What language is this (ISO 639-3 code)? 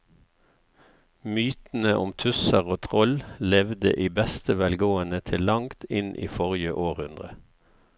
nor